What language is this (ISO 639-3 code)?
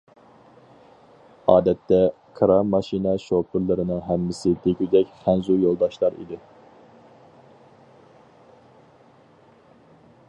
uig